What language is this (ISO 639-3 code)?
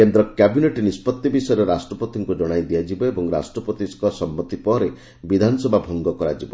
ori